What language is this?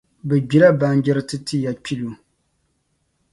Dagbani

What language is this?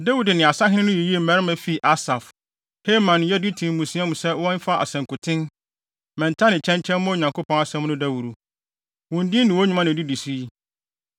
Akan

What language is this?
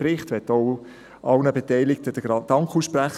Swiss German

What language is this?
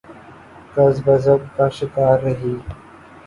Urdu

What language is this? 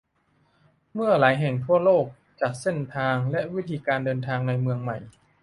Thai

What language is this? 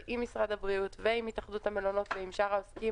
Hebrew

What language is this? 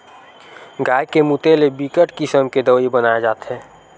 Chhattisgarhi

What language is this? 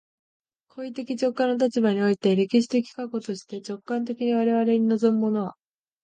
Japanese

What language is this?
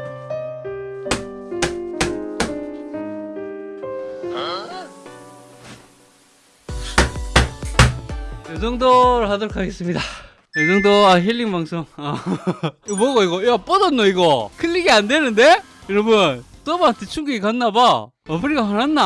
Korean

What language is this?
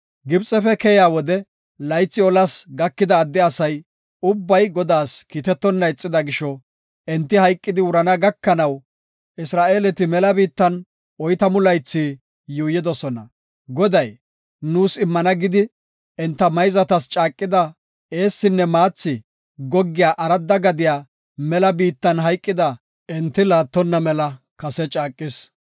Gofa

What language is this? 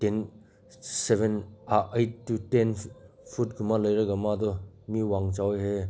Manipuri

